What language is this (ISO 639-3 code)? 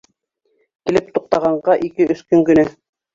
bak